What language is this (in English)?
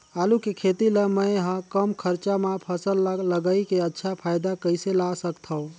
Chhattisgarhi